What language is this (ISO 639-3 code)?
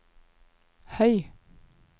nor